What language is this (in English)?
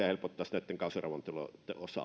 Finnish